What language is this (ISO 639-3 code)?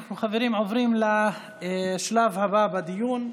heb